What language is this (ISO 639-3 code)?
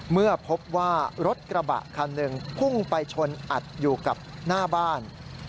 tha